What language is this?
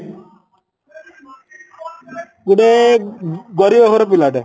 Odia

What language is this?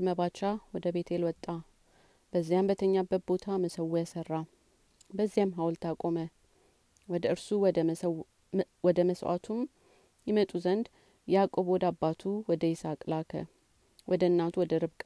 Amharic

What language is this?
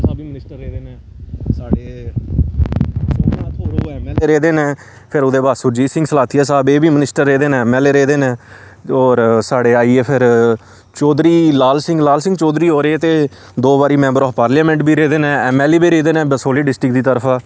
Dogri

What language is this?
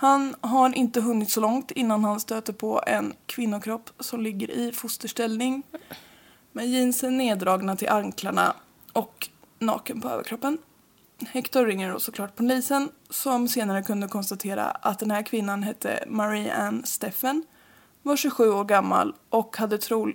Swedish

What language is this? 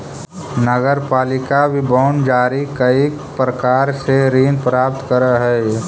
Magahi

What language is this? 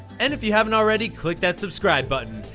English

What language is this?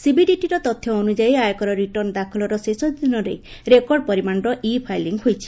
Odia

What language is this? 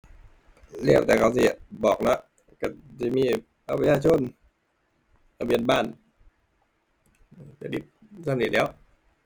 Thai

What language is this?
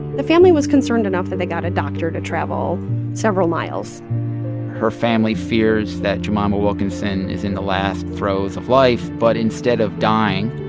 English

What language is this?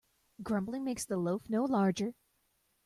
English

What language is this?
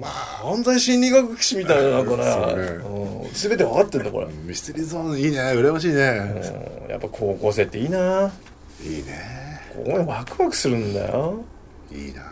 Japanese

